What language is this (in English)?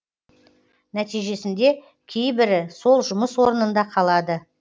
Kazakh